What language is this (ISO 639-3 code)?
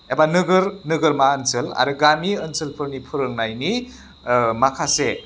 brx